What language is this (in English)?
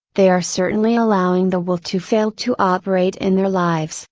English